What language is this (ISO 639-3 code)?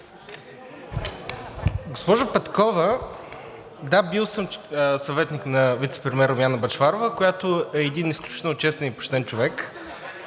bul